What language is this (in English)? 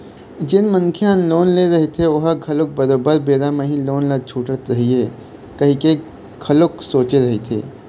Chhattisgarhi